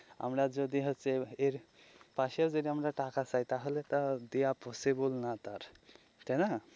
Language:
Bangla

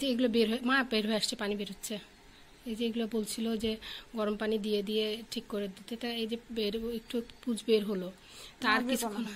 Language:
Romanian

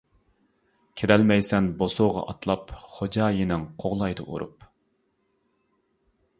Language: Uyghur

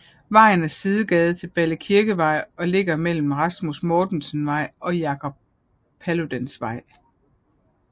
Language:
Danish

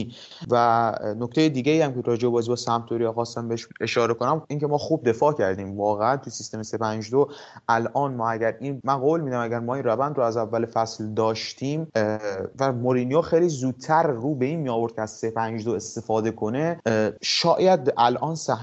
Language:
Persian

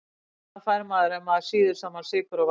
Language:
Icelandic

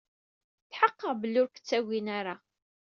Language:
Kabyle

